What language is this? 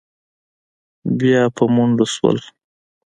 Pashto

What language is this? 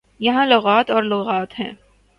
Urdu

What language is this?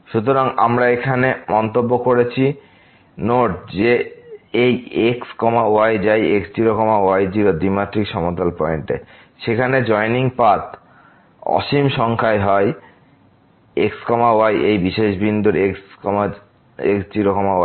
Bangla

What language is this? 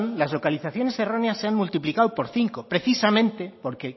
Spanish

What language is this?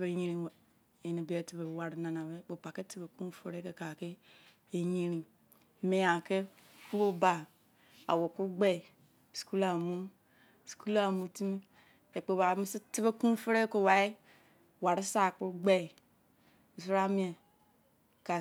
Izon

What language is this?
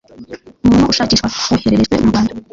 Kinyarwanda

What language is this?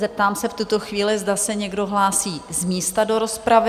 Czech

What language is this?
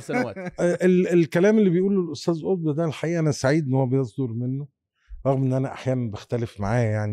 Arabic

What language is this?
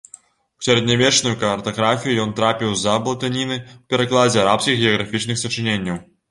Belarusian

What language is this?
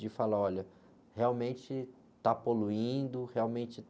Portuguese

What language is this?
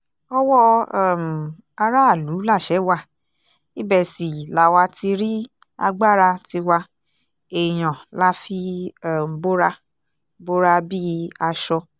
Yoruba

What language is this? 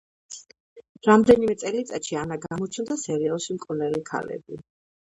Georgian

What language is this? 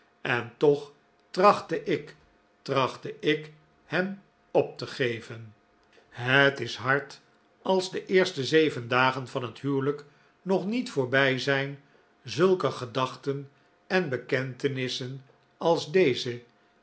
Dutch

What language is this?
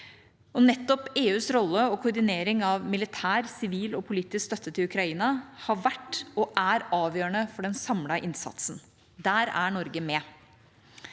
Norwegian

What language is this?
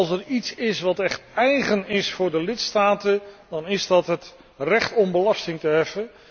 Dutch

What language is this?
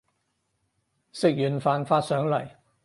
Cantonese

